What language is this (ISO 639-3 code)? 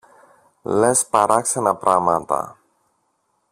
ell